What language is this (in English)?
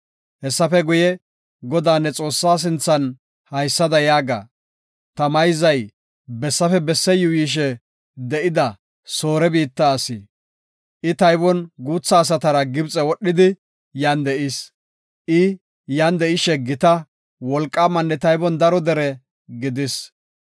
Gofa